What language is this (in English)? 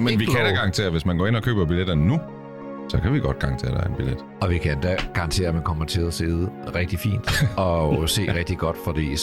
Danish